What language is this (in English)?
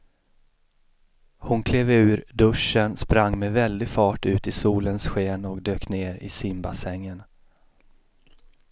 Swedish